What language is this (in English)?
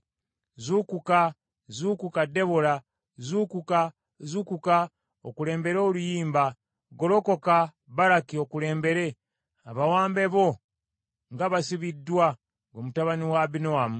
Ganda